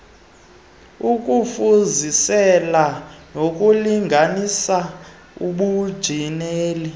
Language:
Xhosa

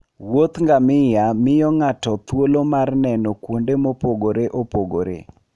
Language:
Luo (Kenya and Tanzania)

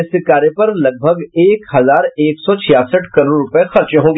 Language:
Hindi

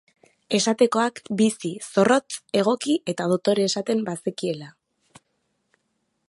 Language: Basque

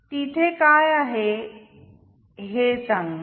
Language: Marathi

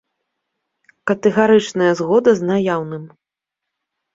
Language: Belarusian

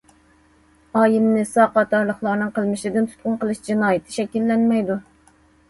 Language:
Uyghur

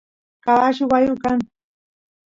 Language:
Santiago del Estero Quichua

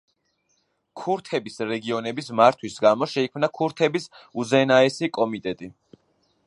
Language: Georgian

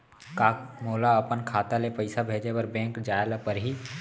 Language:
Chhattisgarhi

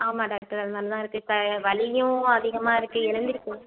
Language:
Tamil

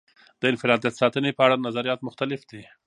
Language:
Pashto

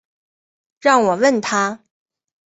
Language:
Chinese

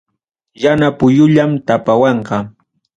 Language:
Ayacucho Quechua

